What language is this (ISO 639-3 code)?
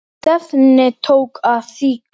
isl